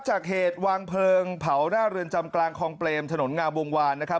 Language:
Thai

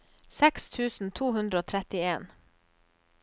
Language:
Norwegian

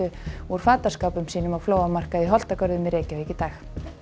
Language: Icelandic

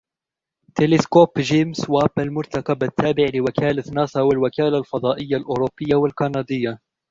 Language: Arabic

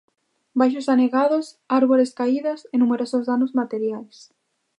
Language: Galician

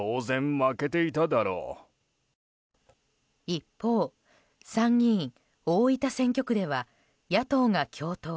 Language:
Japanese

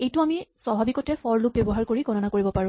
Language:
Assamese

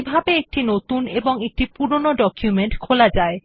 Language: Bangla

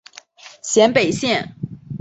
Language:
Chinese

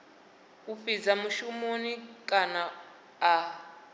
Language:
Venda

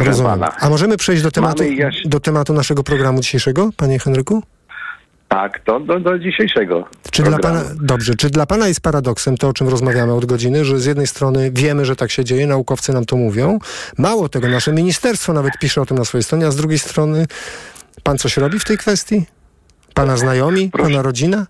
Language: Polish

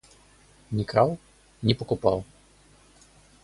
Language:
Russian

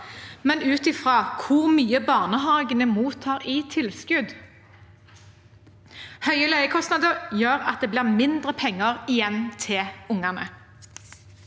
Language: Norwegian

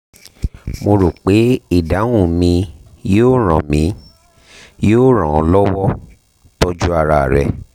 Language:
Yoruba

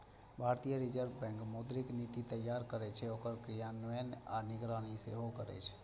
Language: Maithili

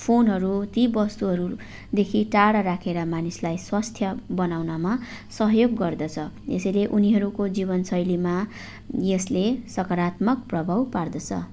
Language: Nepali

